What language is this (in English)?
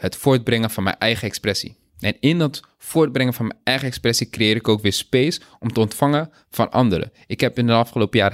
Dutch